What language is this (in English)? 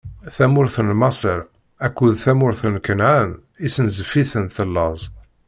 Kabyle